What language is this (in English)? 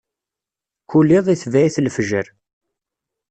Kabyle